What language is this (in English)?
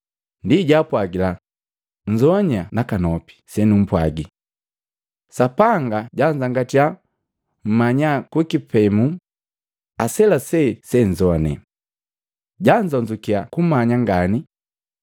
Matengo